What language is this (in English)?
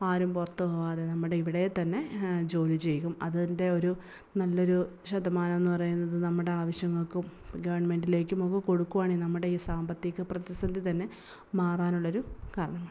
Malayalam